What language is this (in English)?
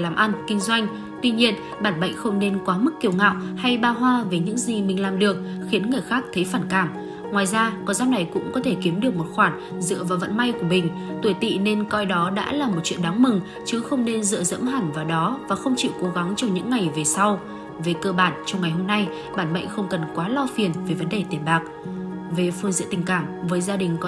Vietnamese